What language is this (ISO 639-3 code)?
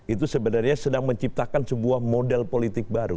ind